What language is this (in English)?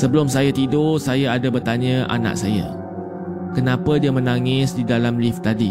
Malay